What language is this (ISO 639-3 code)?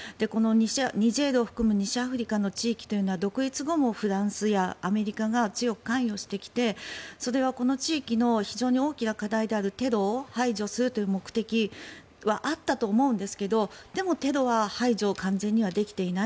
jpn